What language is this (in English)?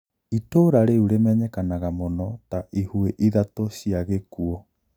Kikuyu